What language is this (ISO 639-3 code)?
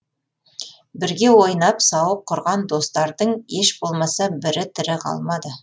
kaz